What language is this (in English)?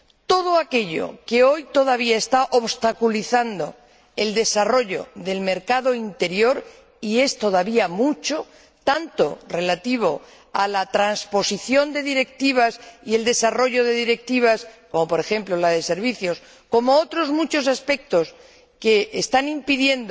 Spanish